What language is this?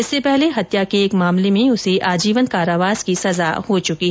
Hindi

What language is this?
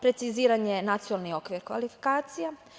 Serbian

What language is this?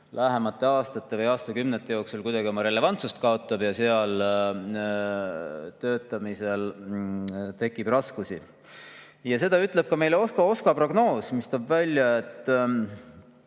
Estonian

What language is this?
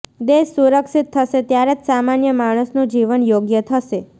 Gujarati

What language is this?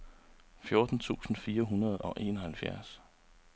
Danish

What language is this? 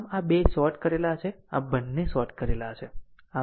Gujarati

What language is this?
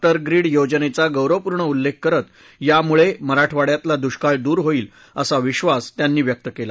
Marathi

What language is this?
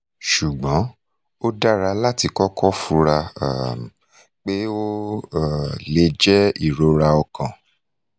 Yoruba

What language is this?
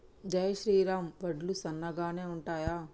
Telugu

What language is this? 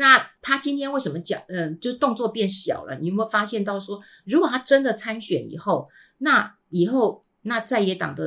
Chinese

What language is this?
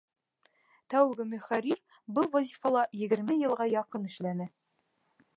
Bashkir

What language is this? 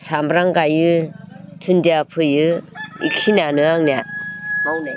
Bodo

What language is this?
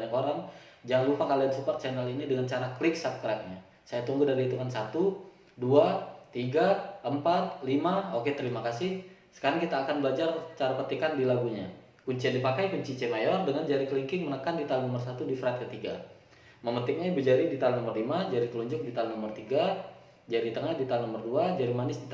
Indonesian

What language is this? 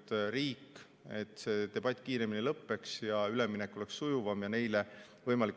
Estonian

